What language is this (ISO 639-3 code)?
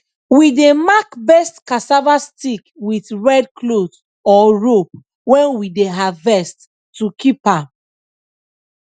pcm